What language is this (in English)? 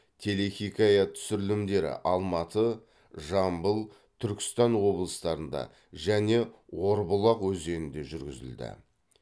Kazakh